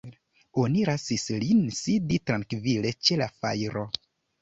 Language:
Esperanto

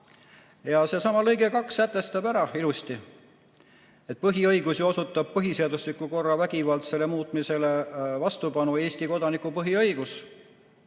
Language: Estonian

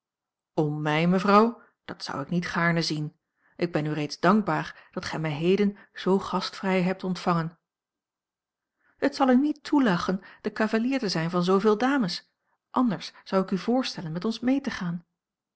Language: Dutch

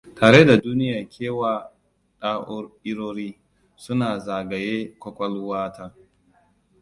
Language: Hausa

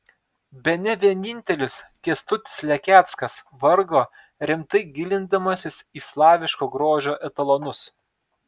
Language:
Lithuanian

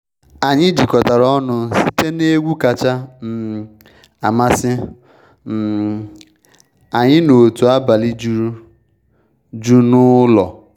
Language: Igbo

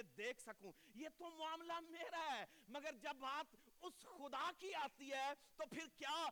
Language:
Urdu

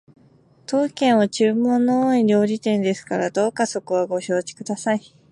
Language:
Japanese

